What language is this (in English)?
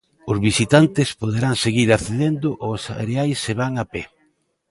Galician